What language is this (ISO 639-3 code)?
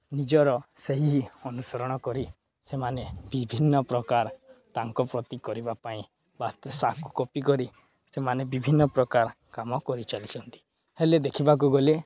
ori